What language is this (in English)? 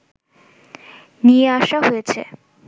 Bangla